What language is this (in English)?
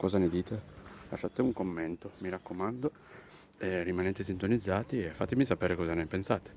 Italian